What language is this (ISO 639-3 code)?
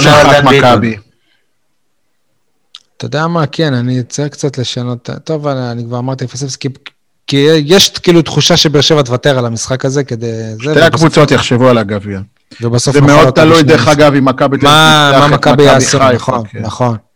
heb